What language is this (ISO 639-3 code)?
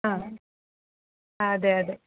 mal